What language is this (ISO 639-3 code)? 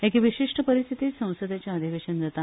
kok